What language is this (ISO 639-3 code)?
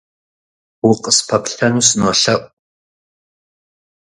kbd